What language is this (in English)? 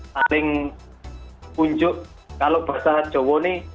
Indonesian